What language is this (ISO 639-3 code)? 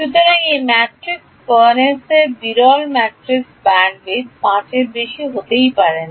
ben